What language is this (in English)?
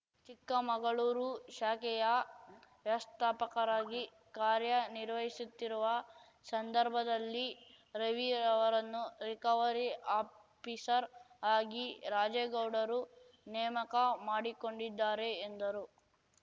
Kannada